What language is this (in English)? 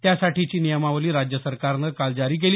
Marathi